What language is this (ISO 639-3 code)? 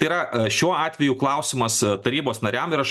lit